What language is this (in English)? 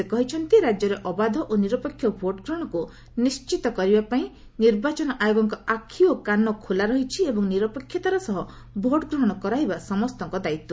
Odia